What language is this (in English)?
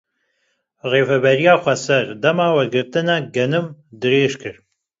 Kurdish